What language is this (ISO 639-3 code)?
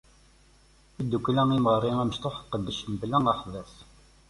kab